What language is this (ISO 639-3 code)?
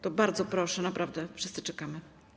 pol